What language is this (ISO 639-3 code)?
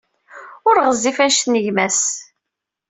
kab